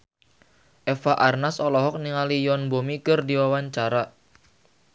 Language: Sundanese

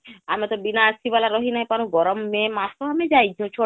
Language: Odia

